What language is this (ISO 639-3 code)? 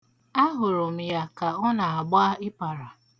ibo